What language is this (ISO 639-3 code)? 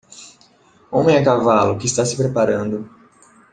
por